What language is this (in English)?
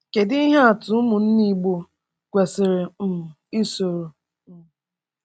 Igbo